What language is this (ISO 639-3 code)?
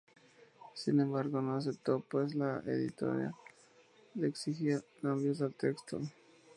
spa